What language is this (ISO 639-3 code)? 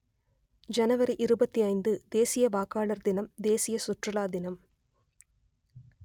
tam